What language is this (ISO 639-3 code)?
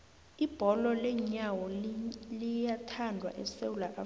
nbl